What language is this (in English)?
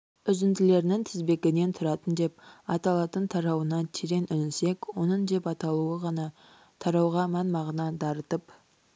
Kazakh